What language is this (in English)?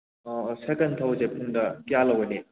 Manipuri